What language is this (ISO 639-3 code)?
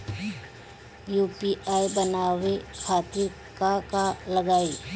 bho